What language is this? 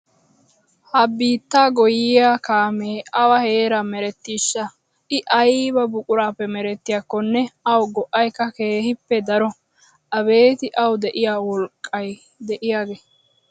Wolaytta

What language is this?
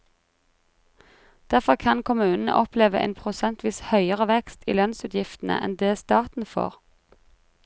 Norwegian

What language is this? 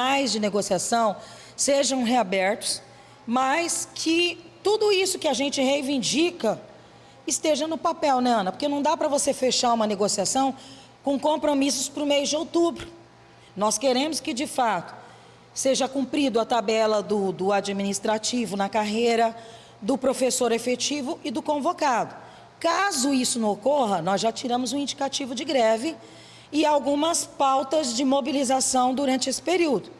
Portuguese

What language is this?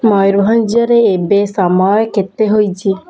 Odia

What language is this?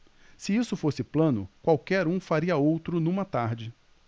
Portuguese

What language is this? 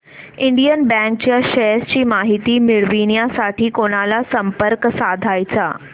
Marathi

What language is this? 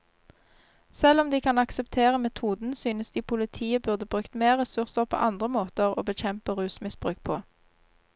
Norwegian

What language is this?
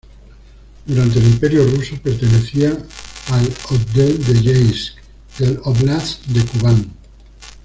Spanish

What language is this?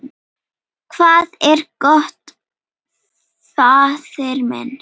Icelandic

